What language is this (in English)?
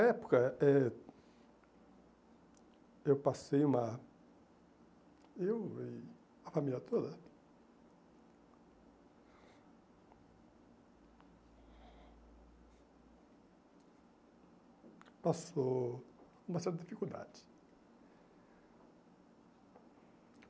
Portuguese